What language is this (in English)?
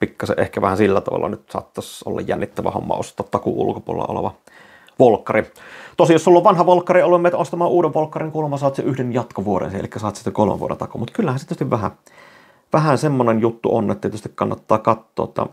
Finnish